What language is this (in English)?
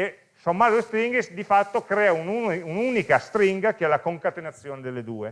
Italian